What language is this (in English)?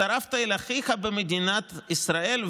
Hebrew